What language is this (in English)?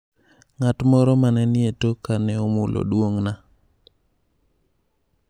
Luo (Kenya and Tanzania)